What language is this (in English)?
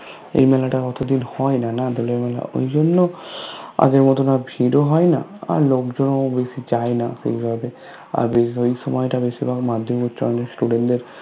Bangla